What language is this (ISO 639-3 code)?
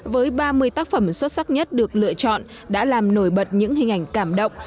vie